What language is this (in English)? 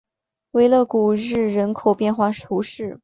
Chinese